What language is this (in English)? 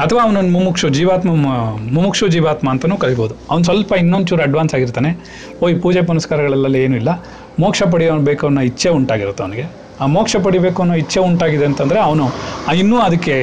Kannada